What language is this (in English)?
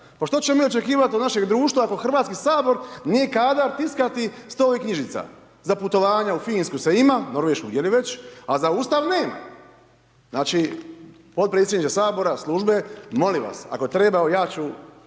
Croatian